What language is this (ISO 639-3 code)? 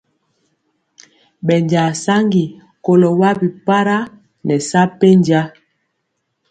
mcx